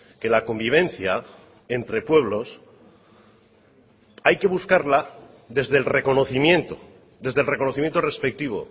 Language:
Spanish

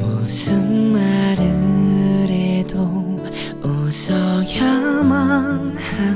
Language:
Korean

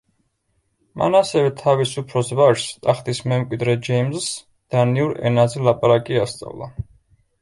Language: Georgian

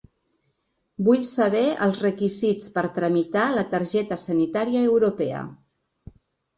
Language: Catalan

